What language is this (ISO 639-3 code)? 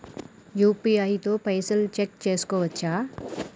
tel